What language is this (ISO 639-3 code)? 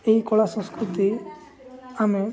ori